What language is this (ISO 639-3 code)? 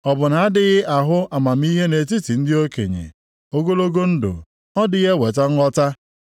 ibo